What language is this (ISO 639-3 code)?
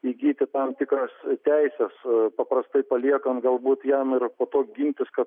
lit